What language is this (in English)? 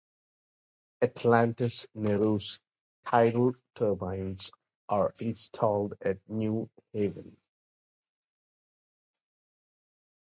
English